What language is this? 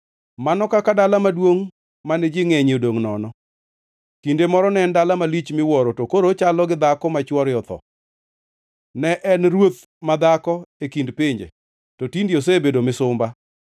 Luo (Kenya and Tanzania)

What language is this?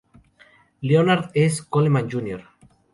Spanish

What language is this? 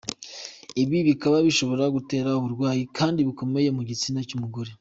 Kinyarwanda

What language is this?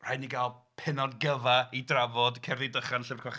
Welsh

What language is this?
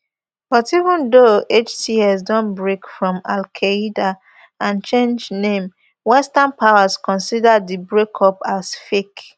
Nigerian Pidgin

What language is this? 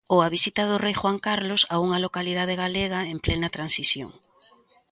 Galician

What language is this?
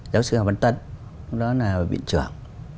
Vietnamese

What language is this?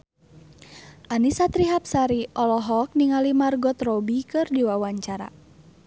Sundanese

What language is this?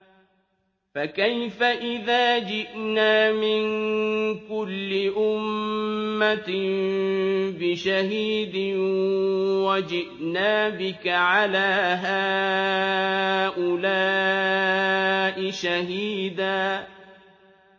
Arabic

